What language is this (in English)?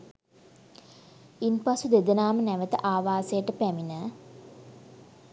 Sinhala